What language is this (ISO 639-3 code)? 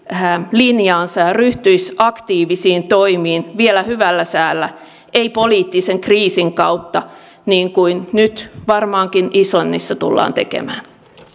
fin